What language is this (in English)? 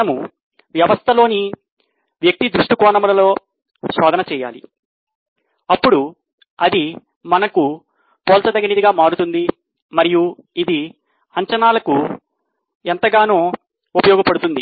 Telugu